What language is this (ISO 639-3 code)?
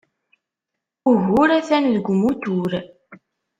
kab